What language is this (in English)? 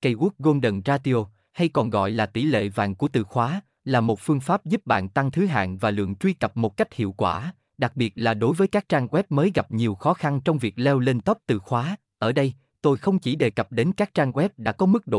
Vietnamese